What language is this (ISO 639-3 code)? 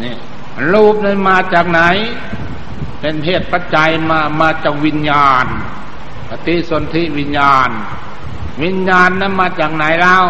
tha